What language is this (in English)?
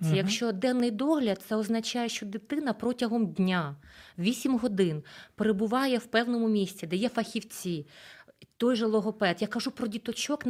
Ukrainian